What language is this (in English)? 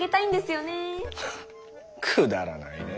Japanese